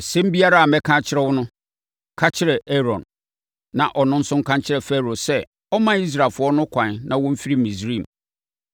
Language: Akan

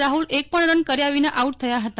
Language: Gujarati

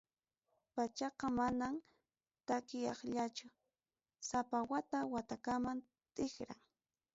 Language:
Ayacucho Quechua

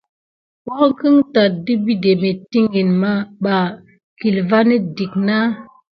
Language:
Gidar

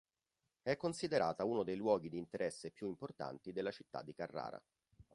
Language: Italian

